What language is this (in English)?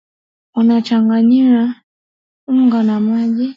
Swahili